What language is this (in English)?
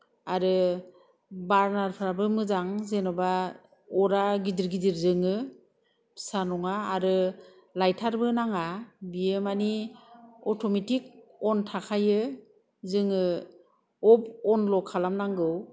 Bodo